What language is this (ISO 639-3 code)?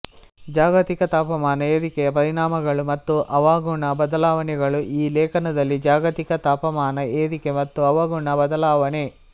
kan